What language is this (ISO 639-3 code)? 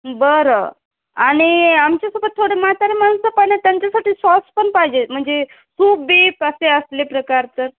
mar